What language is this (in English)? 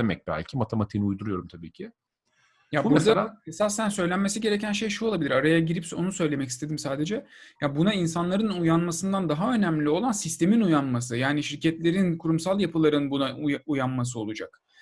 Turkish